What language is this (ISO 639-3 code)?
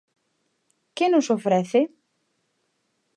glg